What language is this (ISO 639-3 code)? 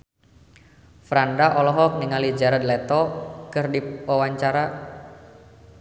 sun